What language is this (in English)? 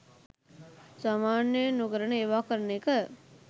Sinhala